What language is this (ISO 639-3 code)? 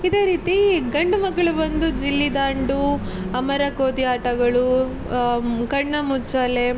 kan